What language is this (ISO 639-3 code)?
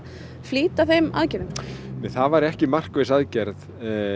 isl